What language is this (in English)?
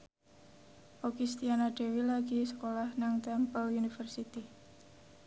Javanese